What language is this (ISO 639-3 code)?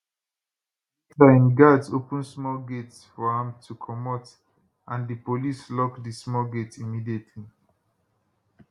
pcm